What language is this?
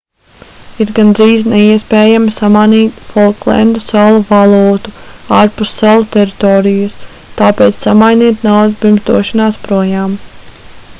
Latvian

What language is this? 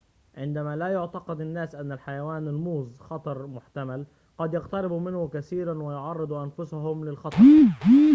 Arabic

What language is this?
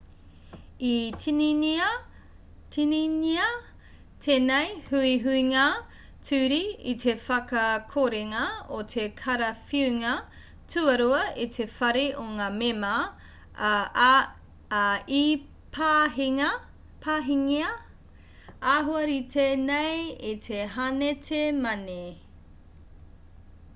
Māori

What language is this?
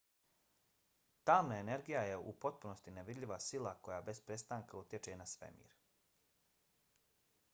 Bosnian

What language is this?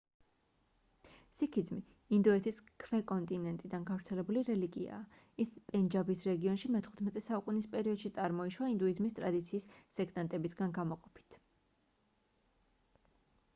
Georgian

